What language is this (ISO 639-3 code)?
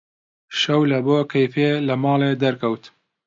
ckb